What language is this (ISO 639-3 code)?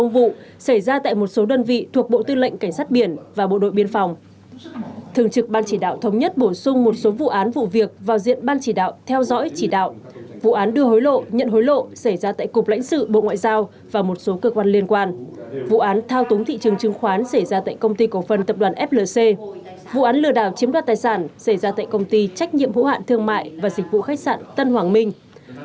vie